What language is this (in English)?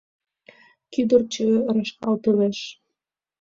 Mari